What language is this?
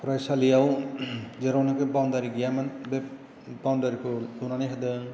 Bodo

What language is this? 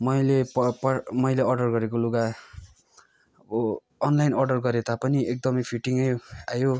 Nepali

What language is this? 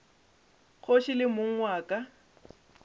Northern Sotho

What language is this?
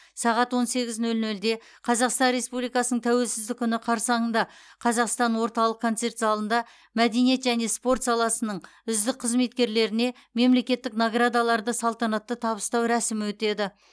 Kazakh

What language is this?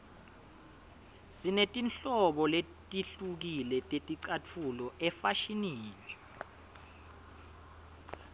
Swati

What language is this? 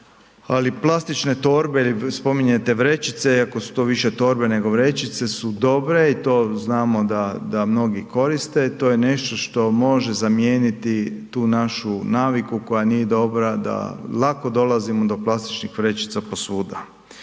Croatian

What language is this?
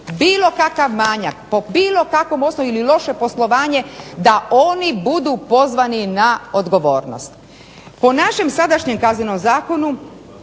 Croatian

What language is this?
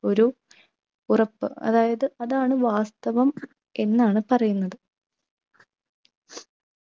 Malayalam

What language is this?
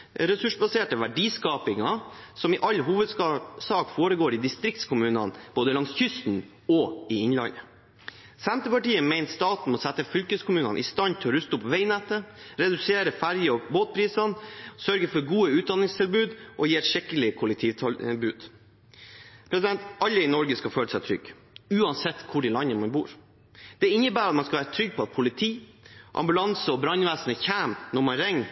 Norwegian Bokmål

